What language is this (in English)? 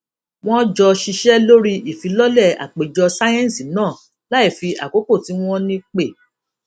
Yoruba